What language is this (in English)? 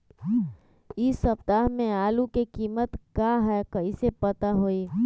Magahi